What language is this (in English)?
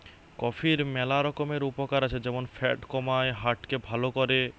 Bangla